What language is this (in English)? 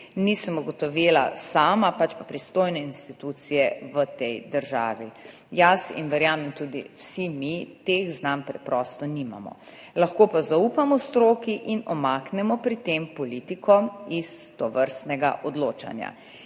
Slovenian